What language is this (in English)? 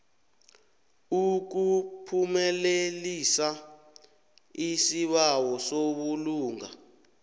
South Ndebele